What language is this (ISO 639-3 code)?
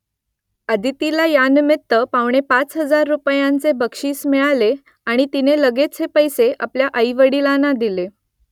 mar